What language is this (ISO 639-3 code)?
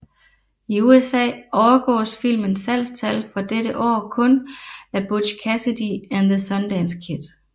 dan